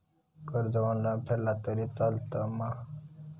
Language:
Marathi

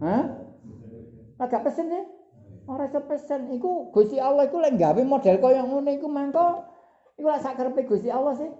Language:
Indonesian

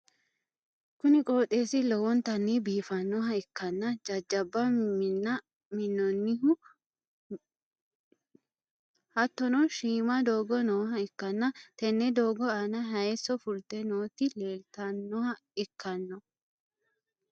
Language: Sidamo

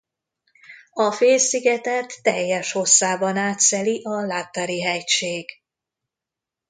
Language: Hungarian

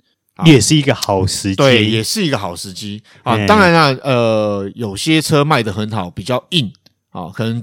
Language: Chinese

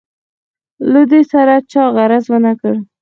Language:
Pashto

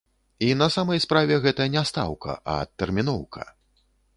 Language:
Belarusian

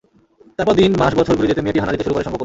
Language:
Bangla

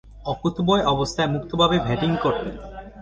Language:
Bangla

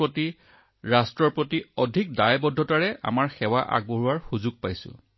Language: Assamese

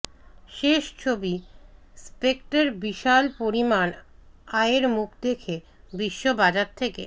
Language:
Bangla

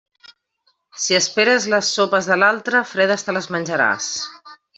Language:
Catalan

